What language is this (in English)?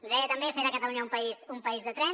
Catalan